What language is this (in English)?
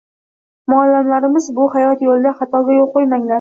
Uzbek